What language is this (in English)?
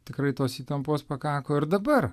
Lithuanian